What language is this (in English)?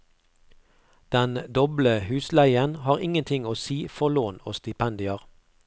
Norwegian